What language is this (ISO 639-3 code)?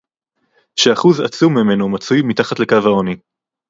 heb